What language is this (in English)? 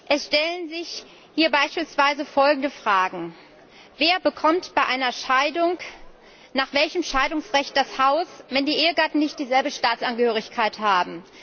German